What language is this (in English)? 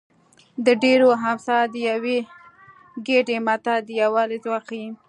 Pashto